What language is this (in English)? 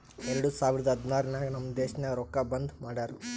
Kannada